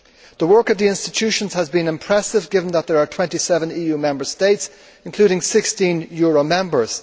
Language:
English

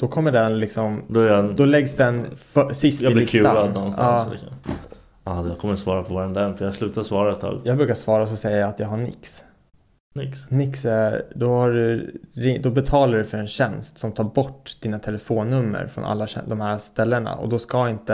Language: Swedish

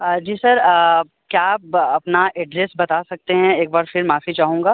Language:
Hindi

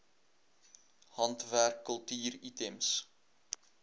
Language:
Afrikaans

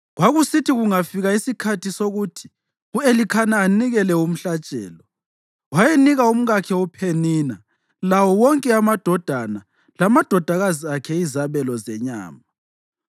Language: North Ndebele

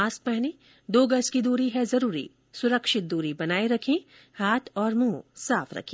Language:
Hindi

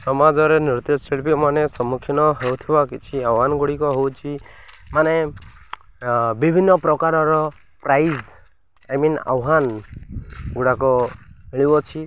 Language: Odia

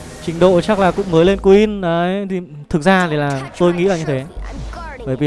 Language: Vietnamese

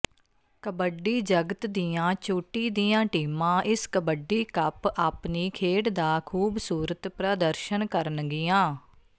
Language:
Punjabi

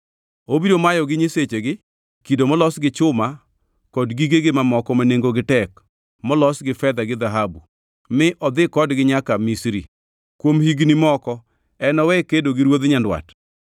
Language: Luo (Kenya and Tanzania)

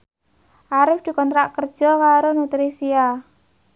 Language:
Javanese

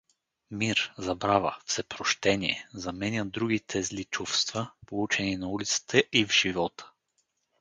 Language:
Bulgarian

